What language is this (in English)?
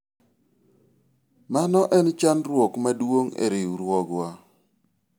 Luo (Kenya and Tanzania)